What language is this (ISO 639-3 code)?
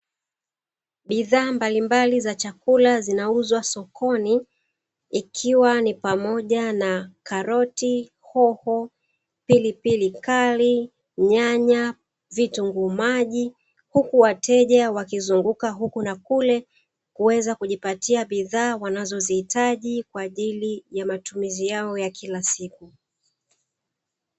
swa